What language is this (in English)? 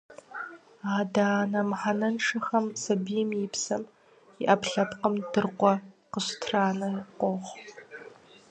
Kabardian